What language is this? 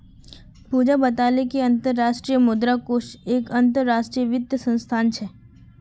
Magahi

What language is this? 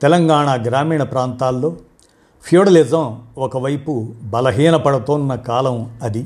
Telugu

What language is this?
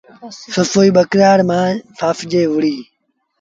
Sindhi Bhil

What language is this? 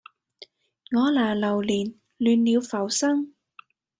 Cantonese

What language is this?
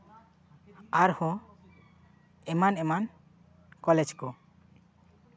Santali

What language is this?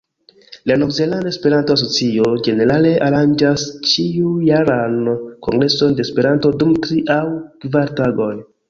Esperanto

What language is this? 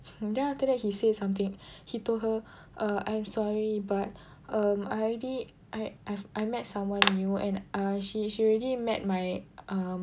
English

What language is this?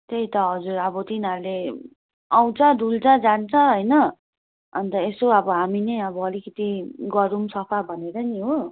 Nepali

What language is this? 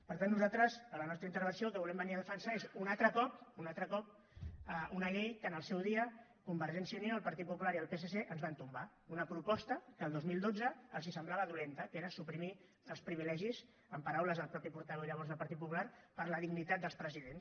Catalan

